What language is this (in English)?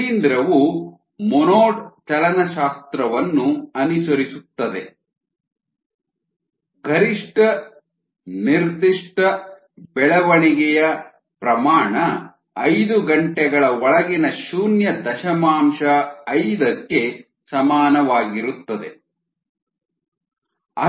Kannada